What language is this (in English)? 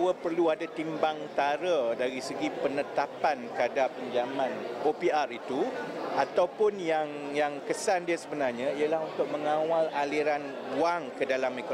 Malay